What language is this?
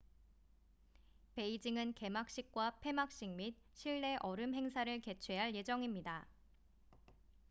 Korean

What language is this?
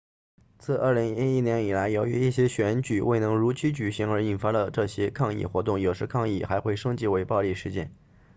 Chinese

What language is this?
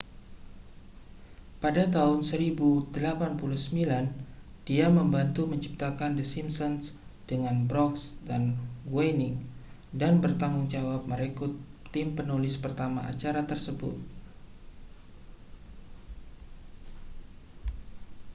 Indonesian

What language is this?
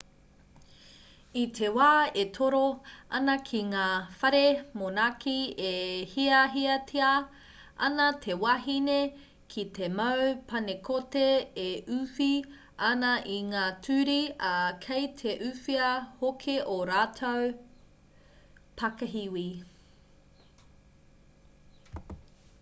Māori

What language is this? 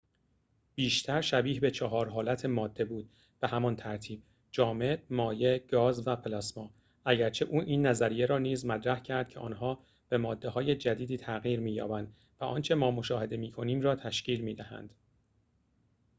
Persian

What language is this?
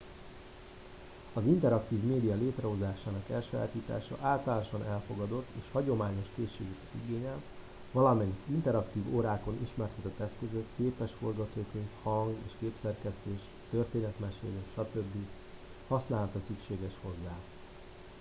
Hungarian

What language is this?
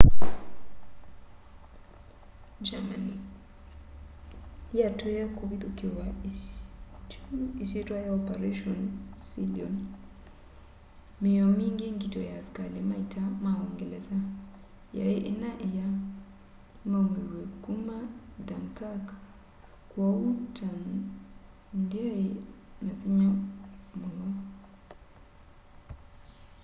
Kamba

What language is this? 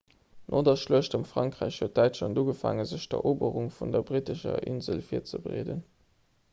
Luxembourgish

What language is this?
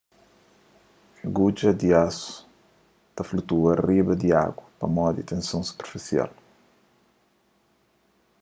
Kabuverdianu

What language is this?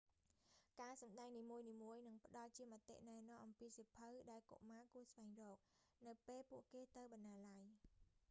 Khmer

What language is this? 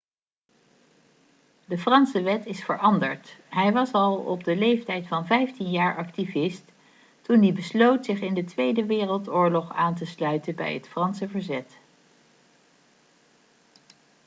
Dutch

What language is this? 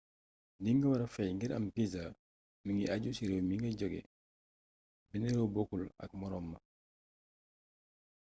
Wolof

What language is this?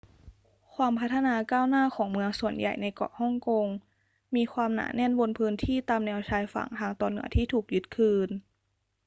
Thai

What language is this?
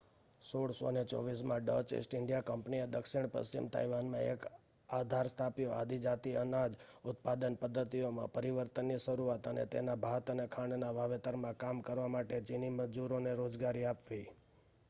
Gujarati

